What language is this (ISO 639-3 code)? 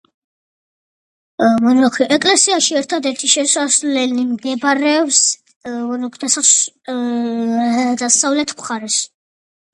kat